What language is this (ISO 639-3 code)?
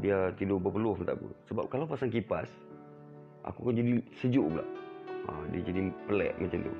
msa